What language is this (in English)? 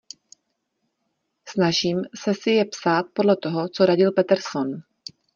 Czech